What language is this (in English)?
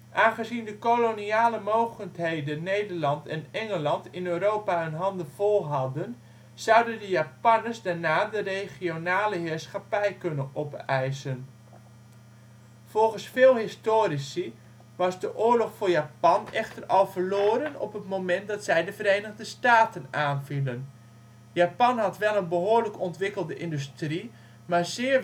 Dutch